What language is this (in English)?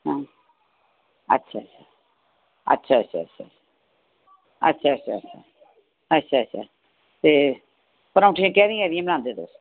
Dogri